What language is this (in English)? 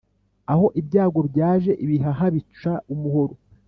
Kinyarwanda